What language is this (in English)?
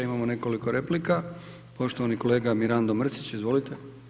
Croatian